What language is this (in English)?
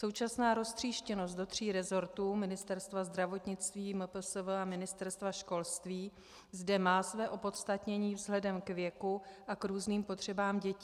Czech